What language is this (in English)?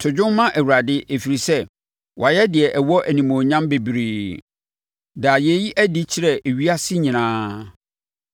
Akan